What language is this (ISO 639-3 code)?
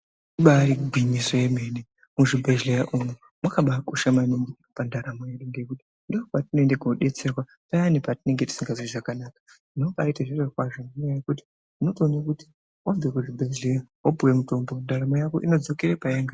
ndc